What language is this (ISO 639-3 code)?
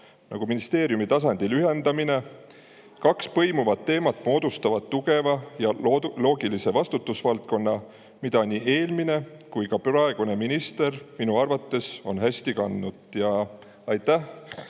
est